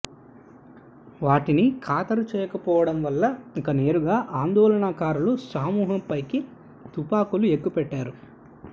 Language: Telugu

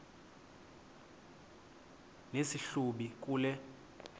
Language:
Xhosa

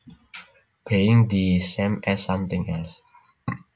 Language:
Javanese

